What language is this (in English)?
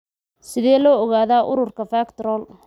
Somali